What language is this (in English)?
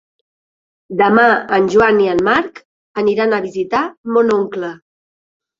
Catalan